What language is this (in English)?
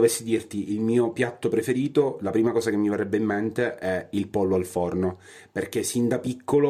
Italian